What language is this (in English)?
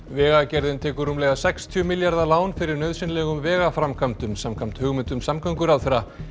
Icelandic